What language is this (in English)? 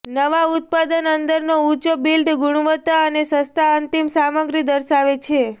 Gujarati